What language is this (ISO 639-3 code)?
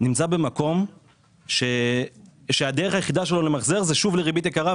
heb